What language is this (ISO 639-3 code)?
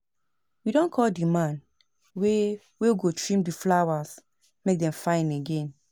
pcm